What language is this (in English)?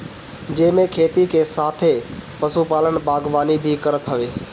Bhojpuri